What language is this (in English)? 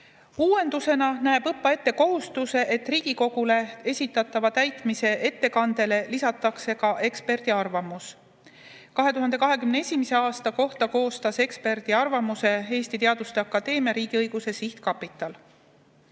Estonian